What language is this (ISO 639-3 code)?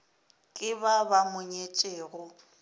nso